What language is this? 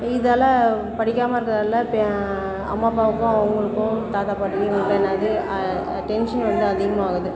Tamil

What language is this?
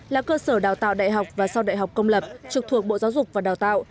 Vietnamese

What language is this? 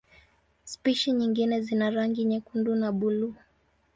Swahili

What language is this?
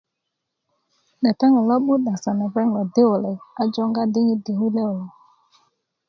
Kuku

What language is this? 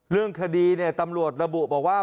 Thai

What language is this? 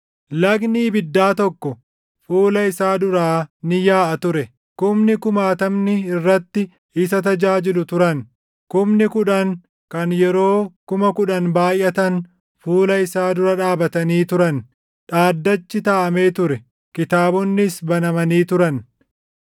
Oromo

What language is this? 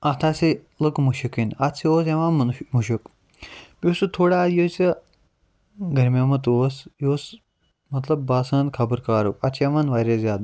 Kashmiri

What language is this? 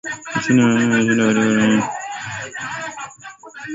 Swahili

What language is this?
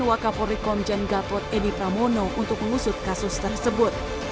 Indonesian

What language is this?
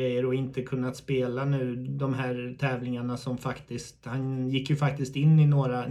Swedish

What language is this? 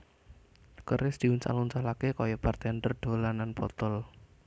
Javanese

